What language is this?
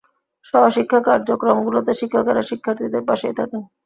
Bangla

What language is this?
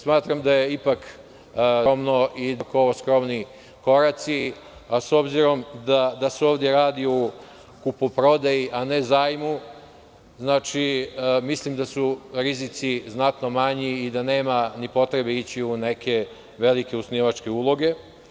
Serbian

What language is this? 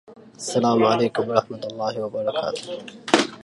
Arabic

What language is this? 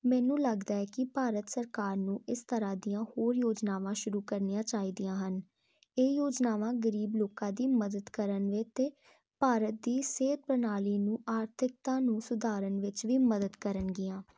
Punjabi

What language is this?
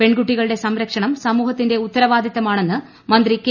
Malayalam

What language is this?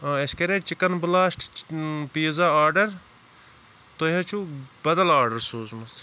Kashmiri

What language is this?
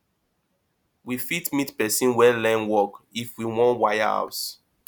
Nigerian Pidgin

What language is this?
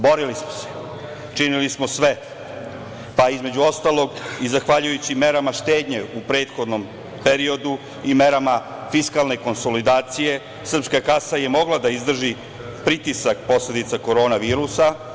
Serbian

